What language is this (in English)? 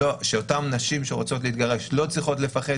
Hebrew